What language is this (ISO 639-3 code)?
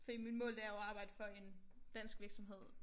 dan